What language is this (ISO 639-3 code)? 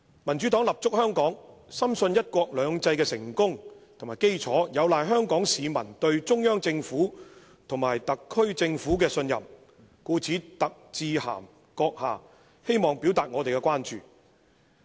yue